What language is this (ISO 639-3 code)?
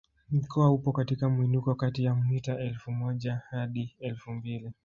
swa